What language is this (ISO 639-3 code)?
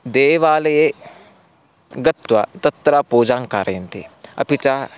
san